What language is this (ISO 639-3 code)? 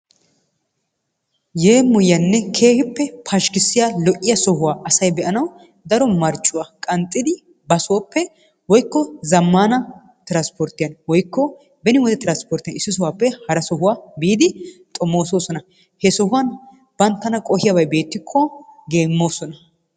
wal